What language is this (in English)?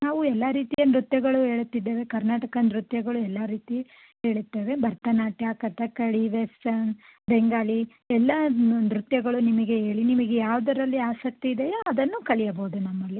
Kannada